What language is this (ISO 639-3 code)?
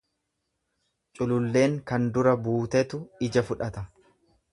orm